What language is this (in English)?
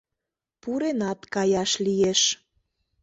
Mari